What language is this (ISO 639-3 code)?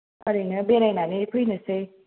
brx